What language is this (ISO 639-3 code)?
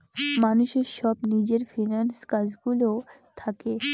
ben